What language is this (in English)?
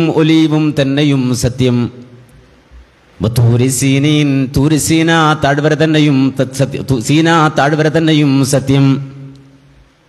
Arabic